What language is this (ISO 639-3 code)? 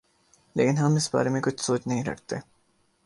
urd